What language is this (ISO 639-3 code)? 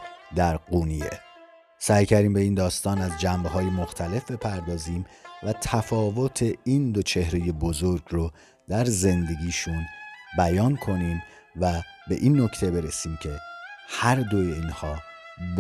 fas